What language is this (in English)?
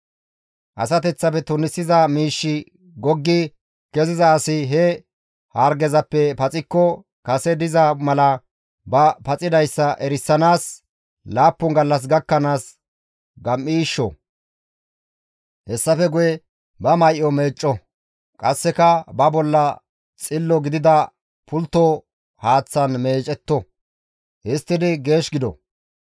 Gamo